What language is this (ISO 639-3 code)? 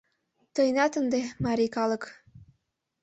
chm